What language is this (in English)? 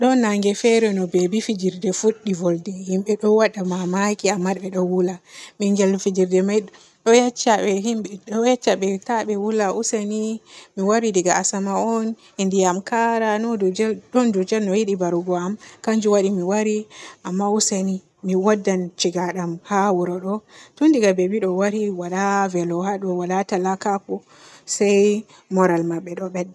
Borgu Fulfulde